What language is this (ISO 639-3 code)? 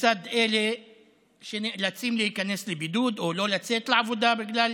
heb